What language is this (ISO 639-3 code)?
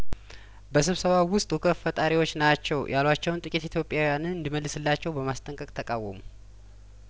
amh